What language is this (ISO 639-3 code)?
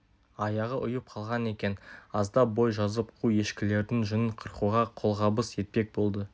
kaz